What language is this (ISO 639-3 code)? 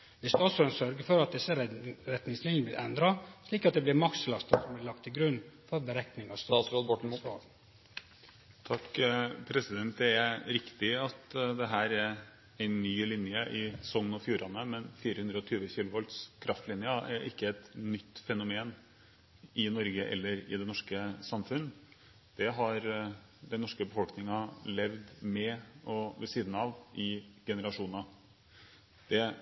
nor